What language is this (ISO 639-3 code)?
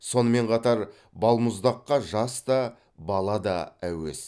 kaz